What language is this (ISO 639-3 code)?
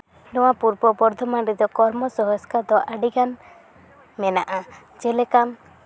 sat